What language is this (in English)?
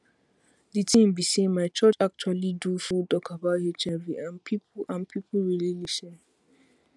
Nigerian Pidgin